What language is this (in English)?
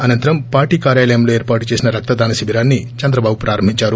Telugu